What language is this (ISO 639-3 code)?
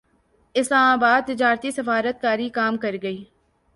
urd